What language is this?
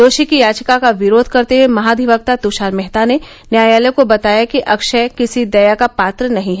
Hindi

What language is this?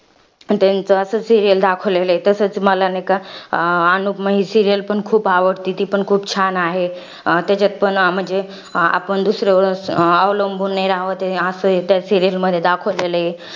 Marathi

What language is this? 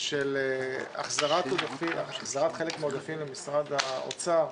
Hebrew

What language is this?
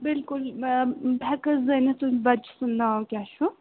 Kashmiri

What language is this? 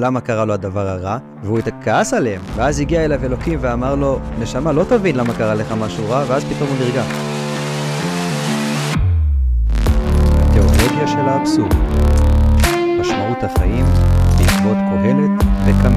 Hebrew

